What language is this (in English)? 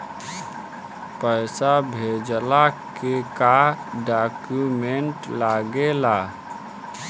Bhojpuri